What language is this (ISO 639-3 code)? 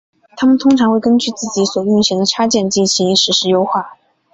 zho